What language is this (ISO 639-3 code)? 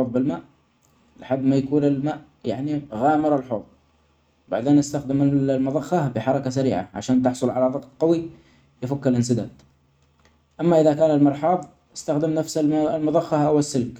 acx